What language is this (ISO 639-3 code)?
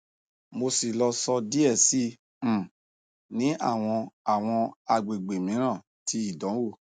yor